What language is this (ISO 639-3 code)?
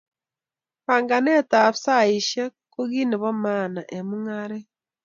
kln